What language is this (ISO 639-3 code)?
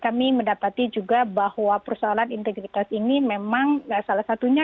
ind